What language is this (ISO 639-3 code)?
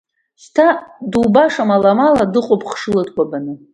abk